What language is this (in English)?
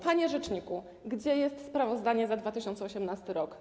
Polish